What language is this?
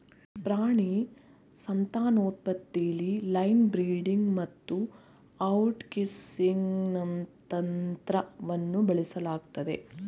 Kannada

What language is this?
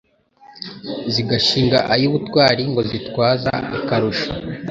Kinyarwanda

